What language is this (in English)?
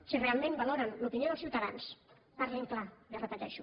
Catalan